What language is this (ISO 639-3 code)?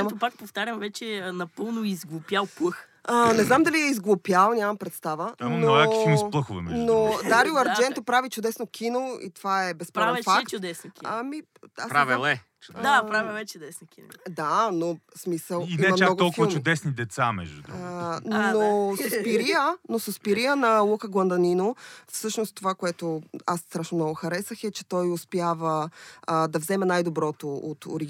bul